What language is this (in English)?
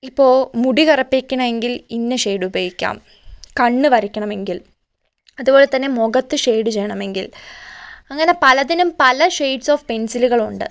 Malayalam